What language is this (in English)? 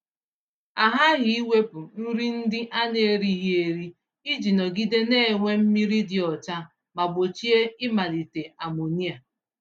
Igbo